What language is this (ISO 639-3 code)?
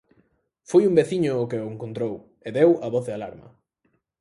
glg